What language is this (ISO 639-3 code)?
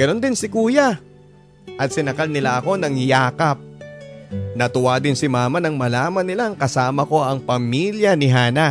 fil